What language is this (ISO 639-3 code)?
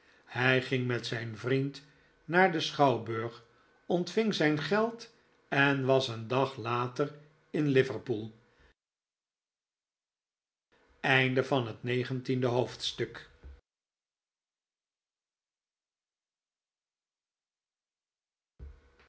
nld